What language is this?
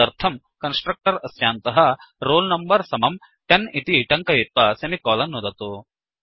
Sanskrit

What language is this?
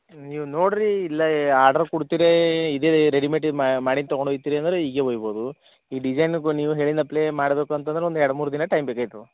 Kannada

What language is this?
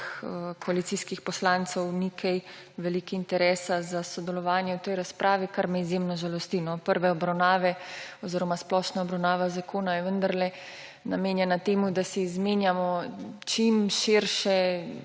Slovenian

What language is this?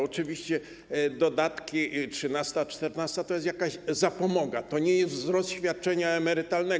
Polish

